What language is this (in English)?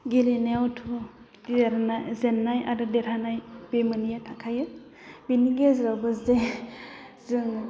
Bodo